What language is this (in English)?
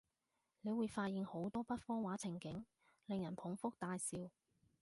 Cantonese